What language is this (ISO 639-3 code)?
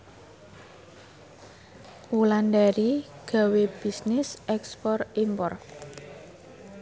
jav